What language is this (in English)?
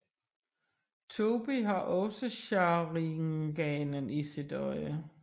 Danish